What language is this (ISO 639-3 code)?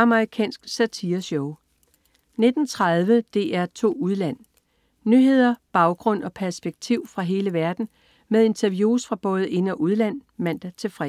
dan